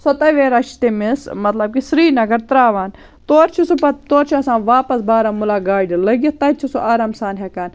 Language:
Kashmiri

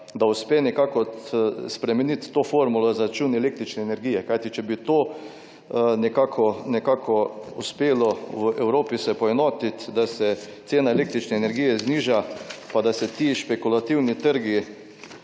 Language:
Slovenian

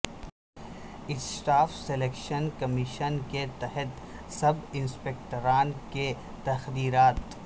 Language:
Urdu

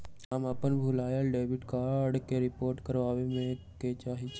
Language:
Magahi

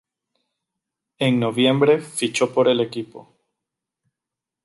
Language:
Spanish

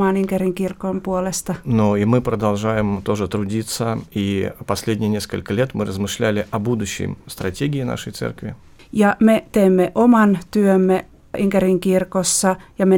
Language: Finnish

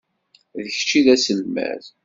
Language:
Kabyle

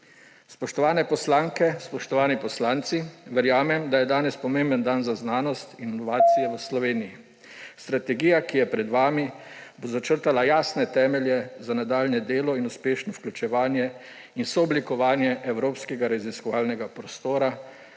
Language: Slovenian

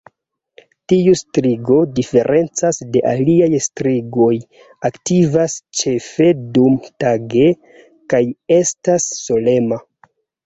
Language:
Esperanto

